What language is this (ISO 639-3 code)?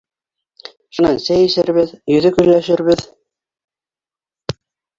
bak